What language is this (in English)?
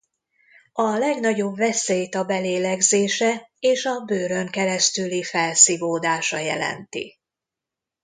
Hungarian